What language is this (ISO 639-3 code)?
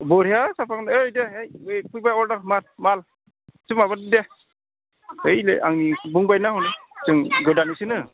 brx